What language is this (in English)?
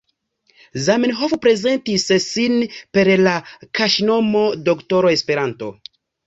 Esperanto